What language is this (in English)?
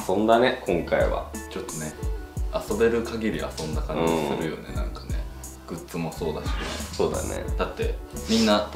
Japanese